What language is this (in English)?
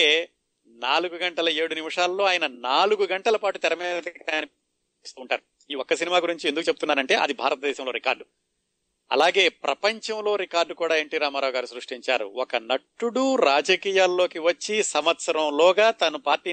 Telugu